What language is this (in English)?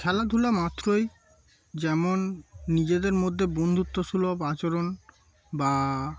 Bangla